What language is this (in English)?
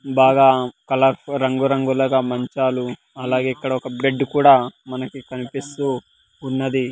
Telugu